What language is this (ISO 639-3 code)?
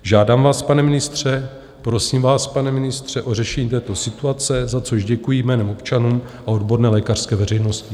ces